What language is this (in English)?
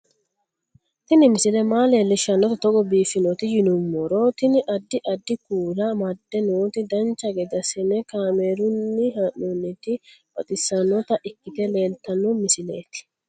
Sidamo